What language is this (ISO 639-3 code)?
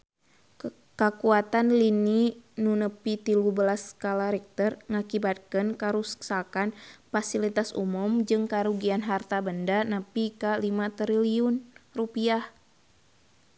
sun